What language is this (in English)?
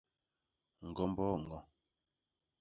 Basaa